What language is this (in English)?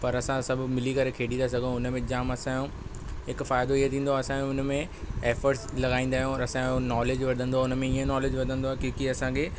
Sindhi